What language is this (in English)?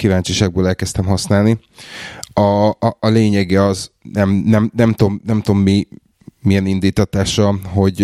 Hungarian